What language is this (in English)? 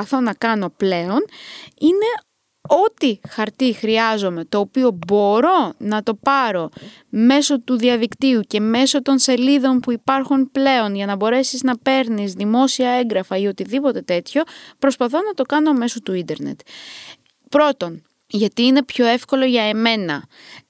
Greek